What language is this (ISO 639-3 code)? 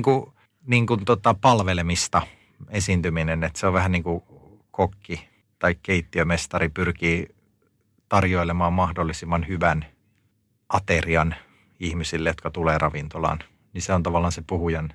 fin